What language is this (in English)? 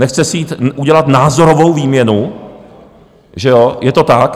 Czech